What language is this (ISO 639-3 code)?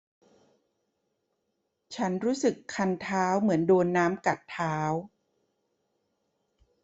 tha